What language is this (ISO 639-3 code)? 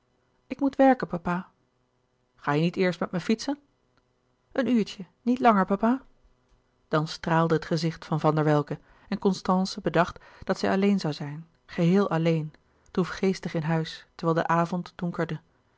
nld